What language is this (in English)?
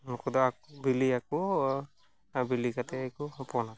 Santali